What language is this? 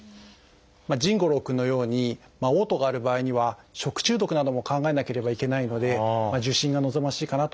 Japanese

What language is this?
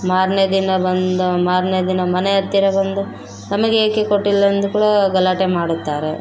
Kannada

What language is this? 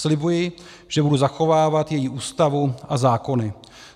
Czech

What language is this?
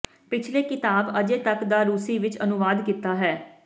Punjabi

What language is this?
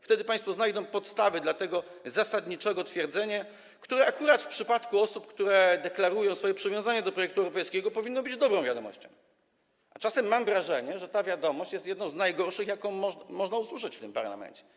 Polish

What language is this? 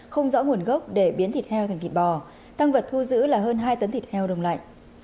Vietnamese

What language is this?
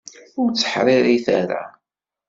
Kabyle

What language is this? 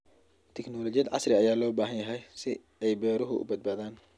Somali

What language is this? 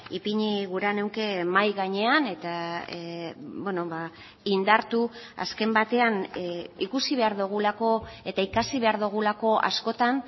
Basque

